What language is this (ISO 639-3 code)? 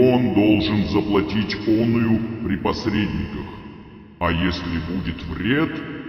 rus